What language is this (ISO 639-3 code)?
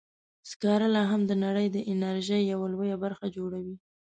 pus